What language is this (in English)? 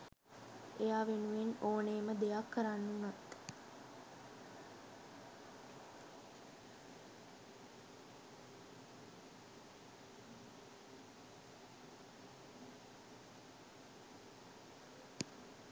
Sinhala